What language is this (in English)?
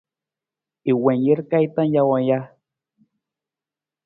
Nawdm